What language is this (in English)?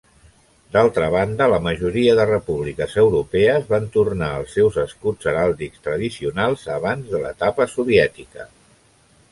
Catalan